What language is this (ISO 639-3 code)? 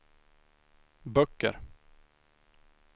swe